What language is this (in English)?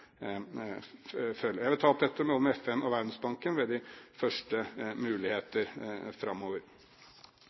Norwegian Bokmål